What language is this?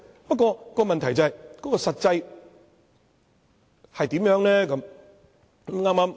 Cantonese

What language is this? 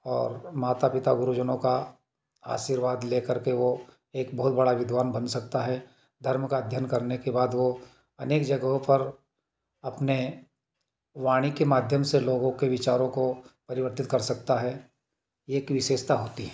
Hindi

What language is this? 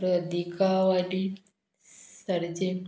Konkani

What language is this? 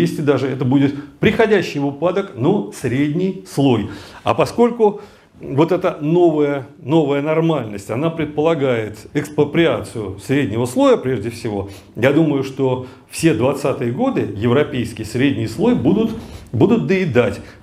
Russian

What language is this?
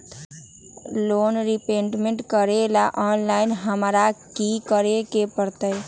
Magahi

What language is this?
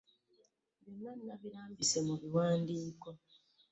Ganda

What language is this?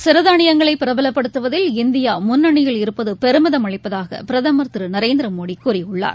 Tamil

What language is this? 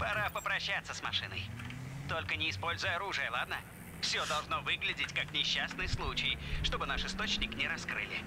Russian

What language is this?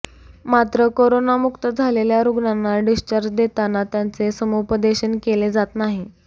Marathi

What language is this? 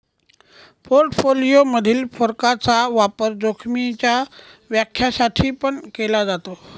Marathi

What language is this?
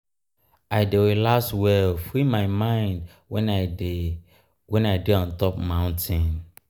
Nigerian Pidgin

